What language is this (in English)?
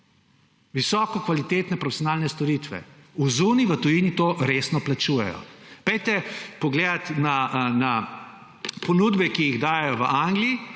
Slovenian